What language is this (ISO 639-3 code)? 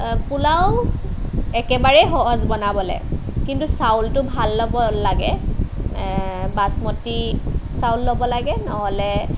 asm